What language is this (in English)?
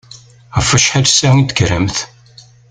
Kabyle